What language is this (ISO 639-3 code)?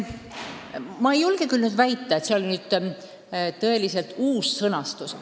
est